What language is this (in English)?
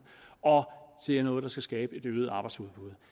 Danish